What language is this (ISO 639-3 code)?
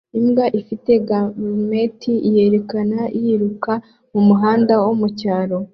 kin